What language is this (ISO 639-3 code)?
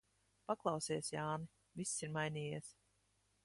lav